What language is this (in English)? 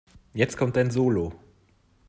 German